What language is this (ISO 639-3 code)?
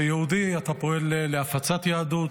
heb